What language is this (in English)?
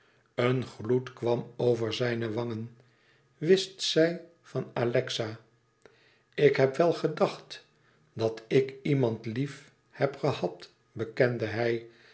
Dutch